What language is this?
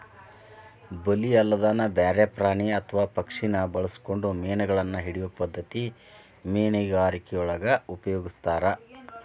Kannada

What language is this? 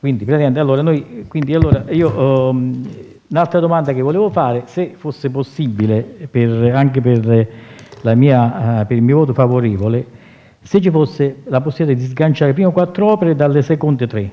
Italian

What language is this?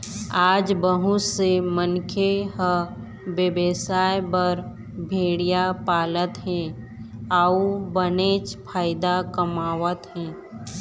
Chhattisgarhi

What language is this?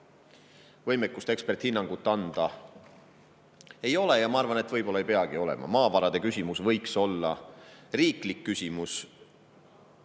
Estonian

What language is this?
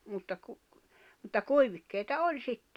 Finnish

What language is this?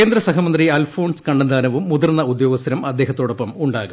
Malayalam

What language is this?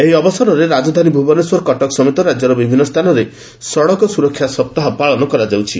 Odia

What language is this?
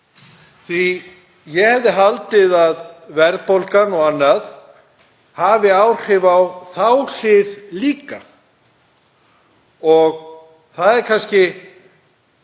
Icelandic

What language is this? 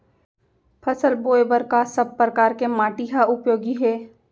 Chhattisgarhi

